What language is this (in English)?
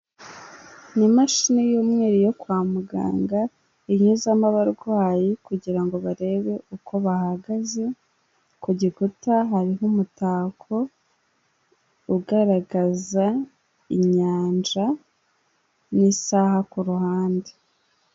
Kinyarwanda